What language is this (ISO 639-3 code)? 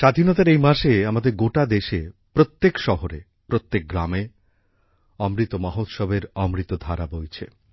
ben